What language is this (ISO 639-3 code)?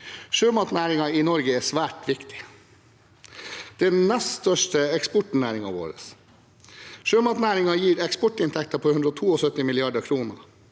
nor